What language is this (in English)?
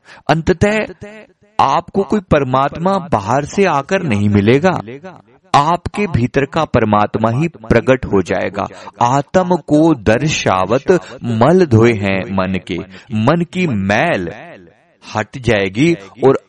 Hindi